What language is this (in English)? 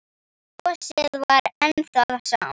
Icelandic